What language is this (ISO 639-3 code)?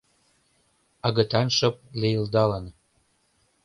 chm